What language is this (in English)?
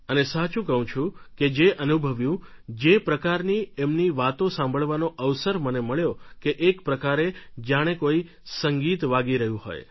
Gujarati